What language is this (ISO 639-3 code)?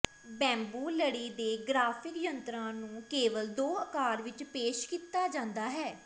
pan